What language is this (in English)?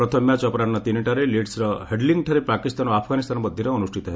Odia